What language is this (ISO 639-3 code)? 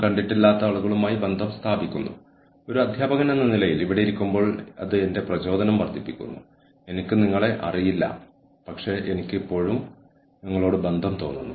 mal